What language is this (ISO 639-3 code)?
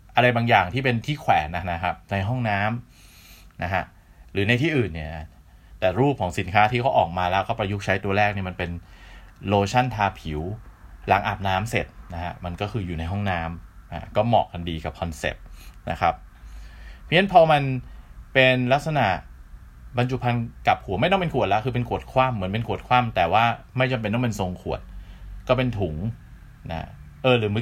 tha